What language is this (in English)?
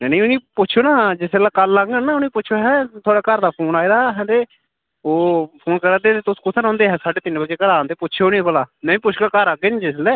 Dogri